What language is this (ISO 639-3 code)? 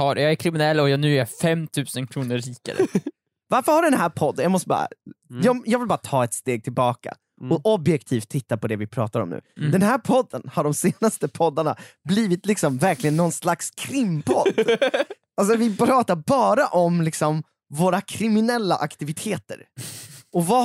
swe